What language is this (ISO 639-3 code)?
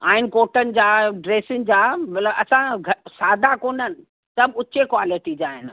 snd